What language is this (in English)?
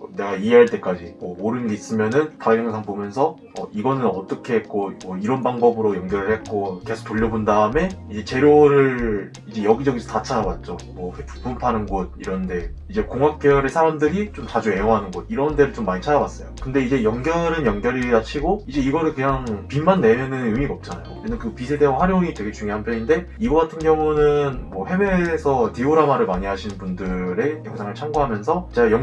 Korean